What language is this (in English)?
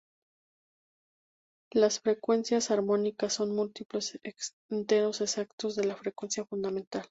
Spanish